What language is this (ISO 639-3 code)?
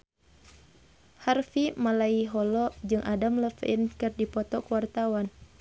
sun